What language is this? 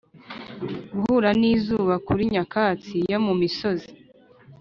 Kinyarwanda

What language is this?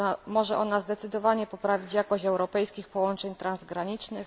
Polish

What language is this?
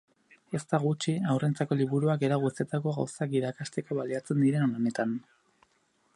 Basque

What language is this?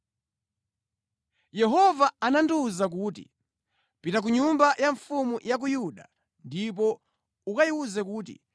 Nyanja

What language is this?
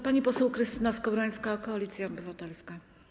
Polish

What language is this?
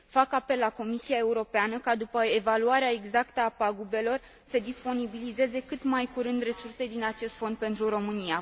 Romanian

